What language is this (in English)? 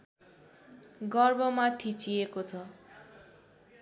Nepali